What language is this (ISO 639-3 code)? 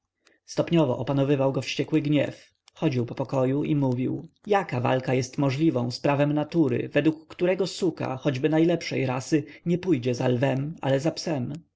pol